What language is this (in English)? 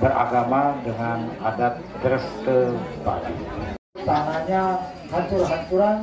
Indonesian